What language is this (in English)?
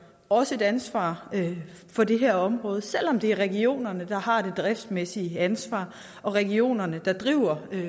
Danish